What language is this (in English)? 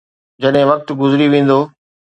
Sindhi